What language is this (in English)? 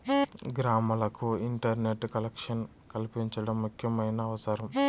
Telugu